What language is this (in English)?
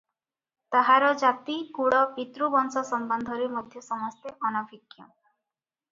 Odia